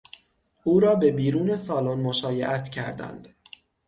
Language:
Persian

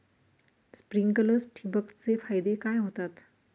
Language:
Marathi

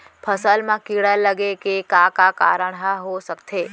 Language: Chhattisgarhi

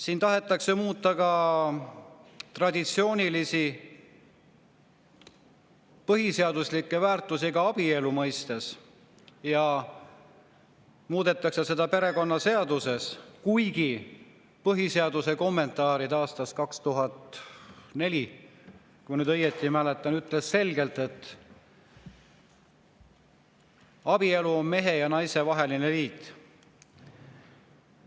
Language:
Estonian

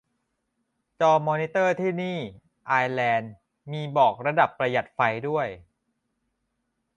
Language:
Thai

